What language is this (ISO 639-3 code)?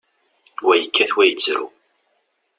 kab